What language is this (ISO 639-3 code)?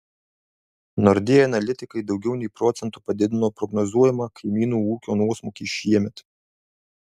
lit